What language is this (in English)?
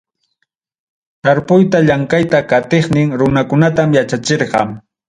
Ayacucho Quechua